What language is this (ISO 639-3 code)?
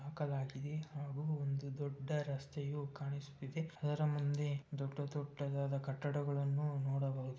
kan